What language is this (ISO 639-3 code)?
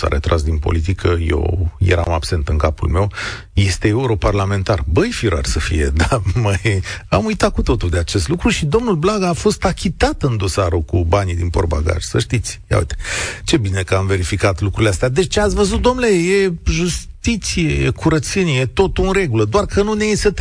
ron